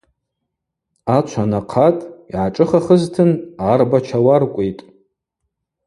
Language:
Abaza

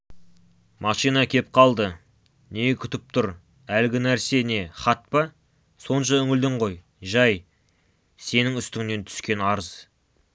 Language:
Kazakh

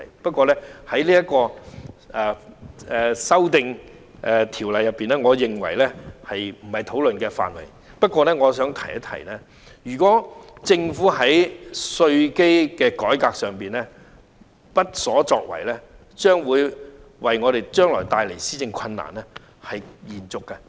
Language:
Cantonese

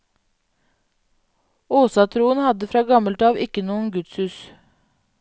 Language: Norwegian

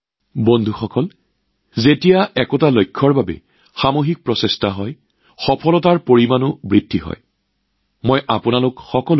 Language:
Assamese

